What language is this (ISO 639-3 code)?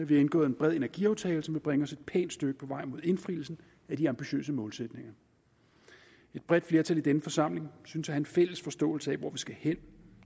dan